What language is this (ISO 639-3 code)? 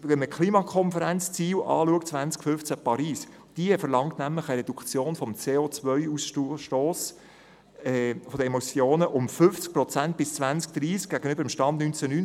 gsw